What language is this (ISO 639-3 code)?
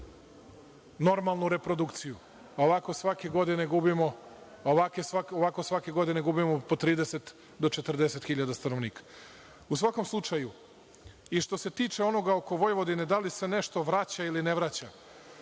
srp